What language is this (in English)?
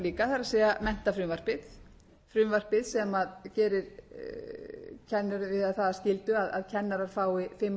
Icelandic